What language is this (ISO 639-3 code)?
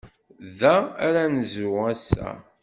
kab